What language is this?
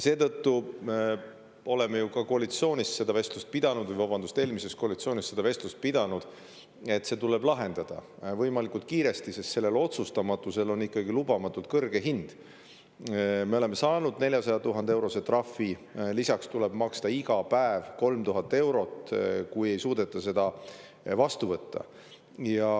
Estonian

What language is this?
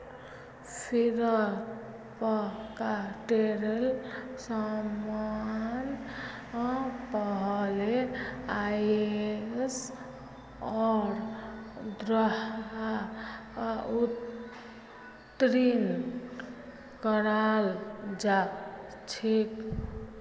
Magahi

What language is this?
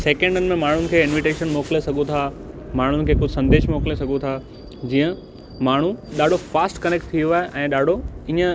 Sindhi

